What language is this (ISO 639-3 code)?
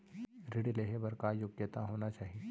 hne